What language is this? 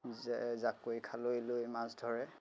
Assamese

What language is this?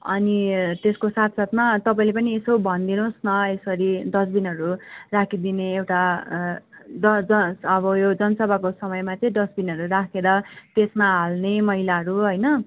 Nepali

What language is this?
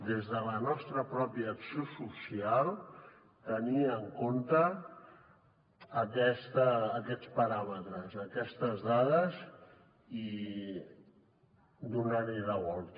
Catalan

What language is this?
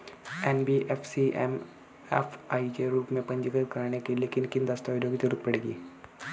Hindi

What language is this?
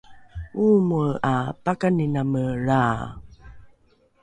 Rukai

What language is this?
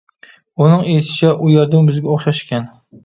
Uyghur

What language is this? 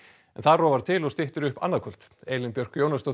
Icelandic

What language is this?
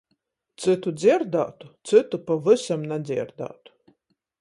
Latgalian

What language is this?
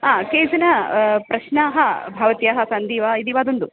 Sanskrit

